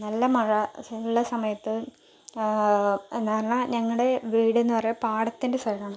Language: Malayalam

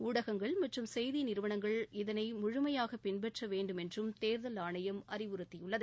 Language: Tamil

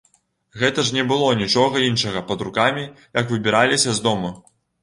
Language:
Belarusian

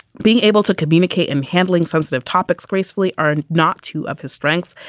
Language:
English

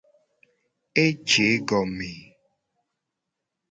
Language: Gen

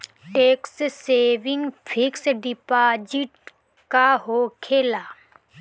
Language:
Bhojpuri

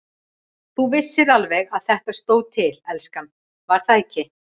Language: Icelandic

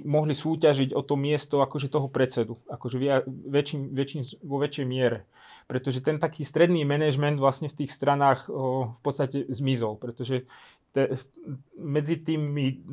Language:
Slovak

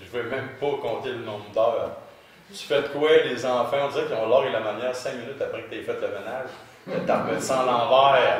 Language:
French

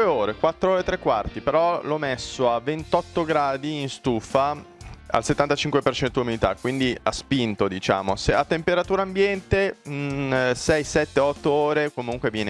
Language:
Italian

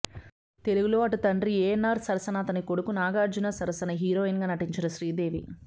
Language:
Telugu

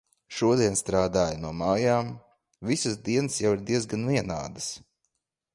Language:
Latvian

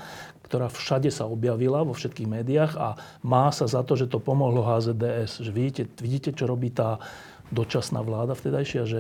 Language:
Slovak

